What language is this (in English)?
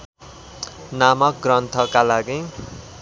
Nepali